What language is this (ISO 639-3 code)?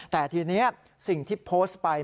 tha